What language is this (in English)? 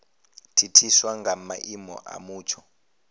Venda